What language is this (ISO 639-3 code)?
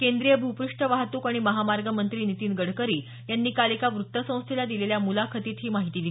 mar